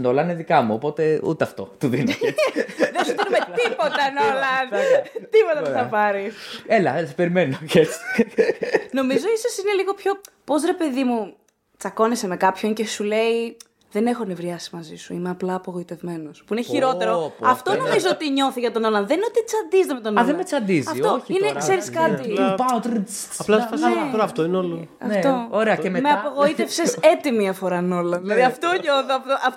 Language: Greek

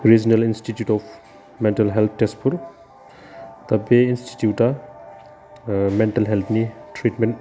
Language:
Bodo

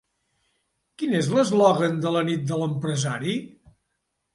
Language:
Catalan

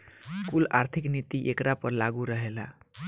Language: Bhojpuri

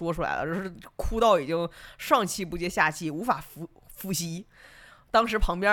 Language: Chinese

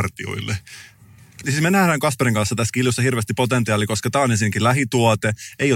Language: Finnish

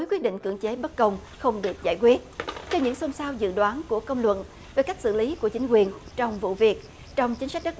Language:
Vietnamese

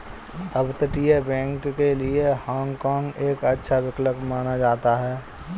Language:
Hindi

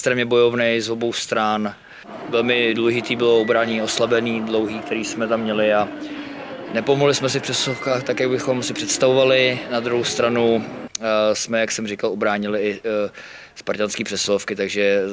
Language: Czech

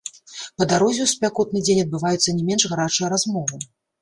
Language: Belarusian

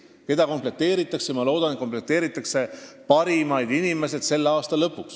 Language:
Estonian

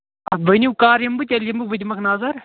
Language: Kashmiri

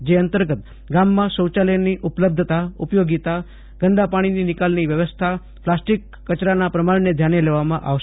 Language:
Gujarati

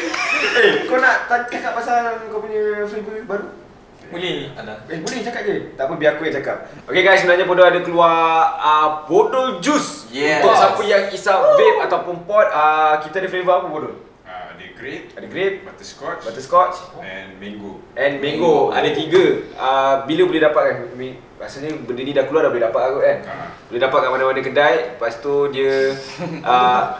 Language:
Malay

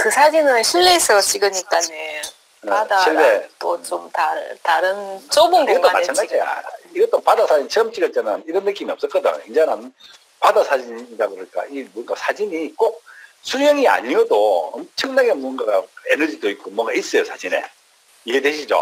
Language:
Korean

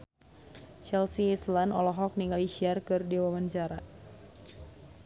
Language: Sundanese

